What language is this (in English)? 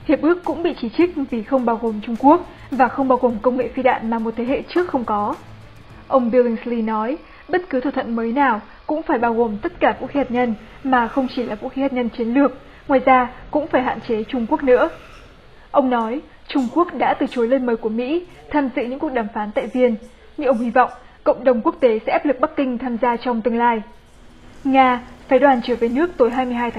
Vietnamese